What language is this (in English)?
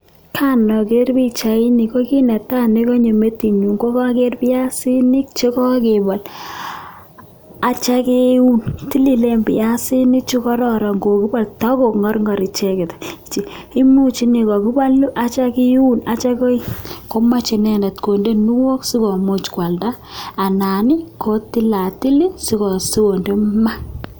Kalenjin